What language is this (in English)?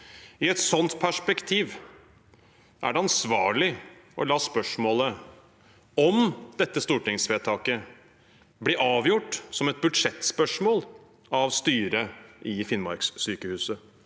Norwegian